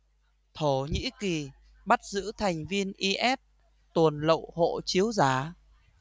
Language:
Vietnamese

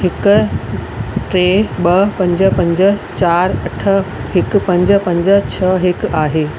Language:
Sindhi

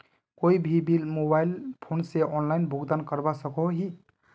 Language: Magahi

